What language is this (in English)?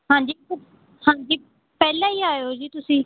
Punjabi